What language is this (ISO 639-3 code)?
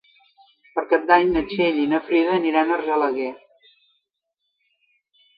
cat